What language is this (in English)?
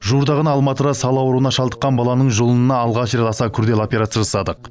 Kazakh